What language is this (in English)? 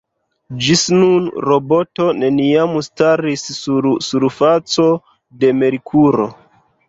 Esperanto